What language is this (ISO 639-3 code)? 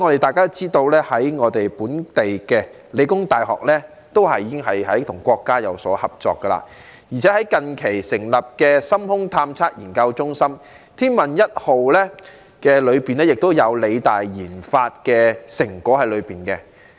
yue